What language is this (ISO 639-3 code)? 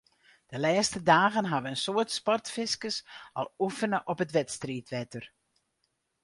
fry